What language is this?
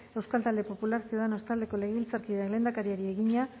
Basque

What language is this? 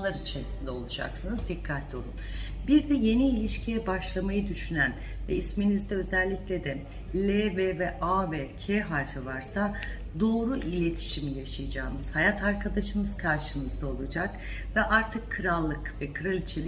Turkish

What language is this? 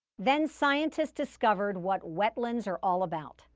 English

